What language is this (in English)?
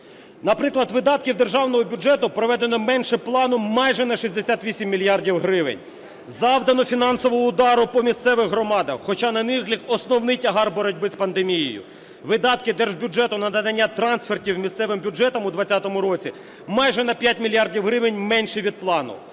Ukrainian